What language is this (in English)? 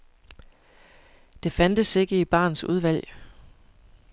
Danish